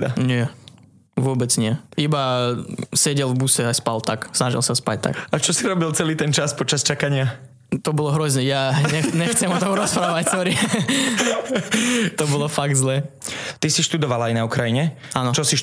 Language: Slovak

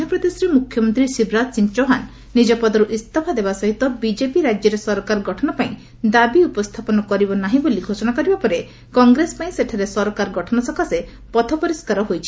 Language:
Odia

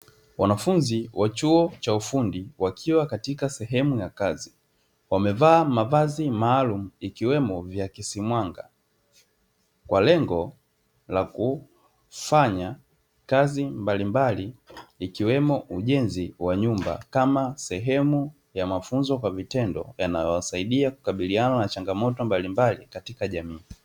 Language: Swahili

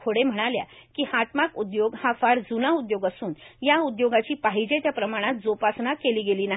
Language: Marathi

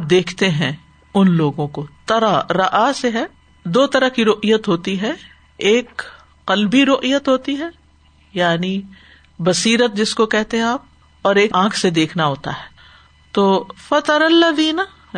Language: Urdu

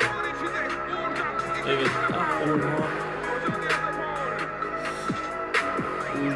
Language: Turkish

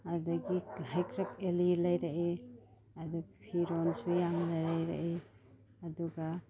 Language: Manipuri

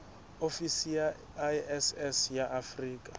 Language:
Southern Sotho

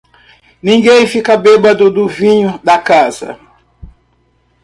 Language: Portuguese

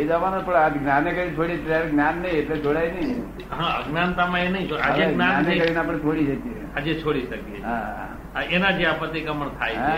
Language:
Gujarati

